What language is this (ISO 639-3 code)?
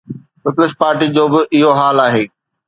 snd